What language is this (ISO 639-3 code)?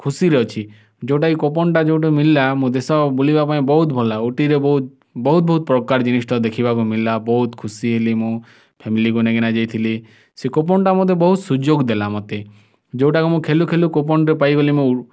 ori